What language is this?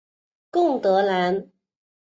Chinese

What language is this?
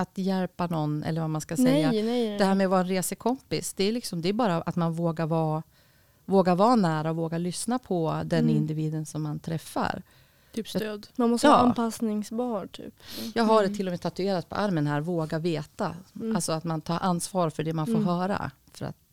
Swedish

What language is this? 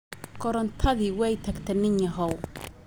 Somali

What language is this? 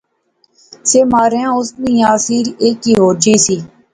Pahari-Potwari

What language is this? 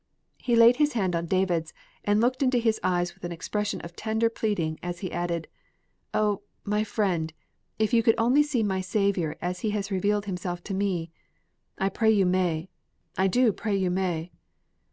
English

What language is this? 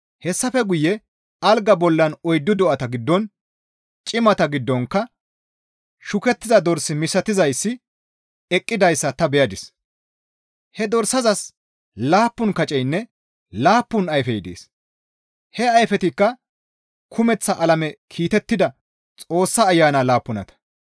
Gamo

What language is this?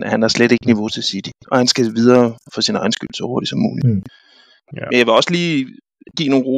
Danish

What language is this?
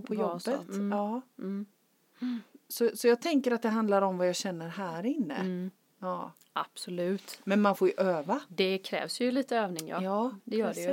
Swedish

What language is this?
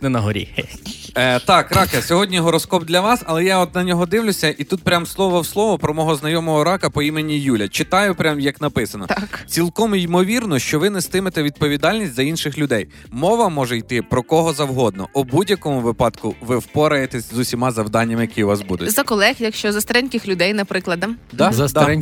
Ukrainian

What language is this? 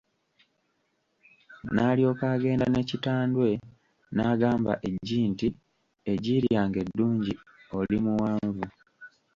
Ganda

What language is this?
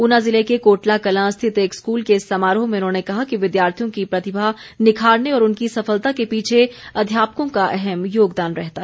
Hindi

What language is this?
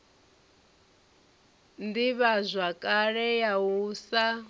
Venda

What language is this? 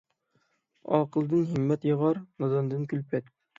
Uyghur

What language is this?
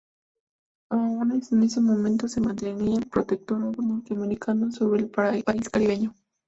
Spanish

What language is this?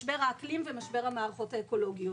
Hebrew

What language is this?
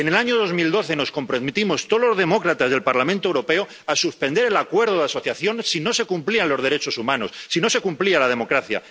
Spanish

